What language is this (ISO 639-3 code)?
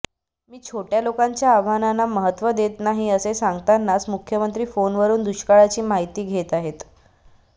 mar